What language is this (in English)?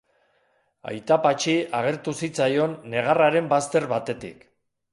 Basque